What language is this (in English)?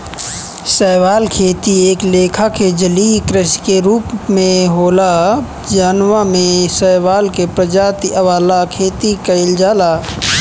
Bhojpuri